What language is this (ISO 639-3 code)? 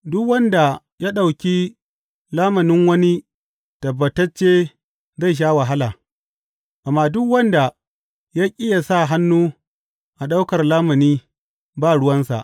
hau